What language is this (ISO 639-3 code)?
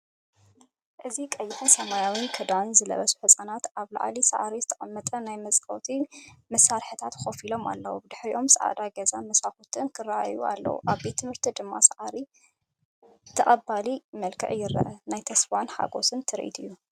tir